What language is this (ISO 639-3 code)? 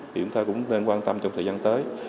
vie